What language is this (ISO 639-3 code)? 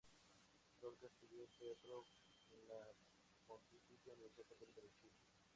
spa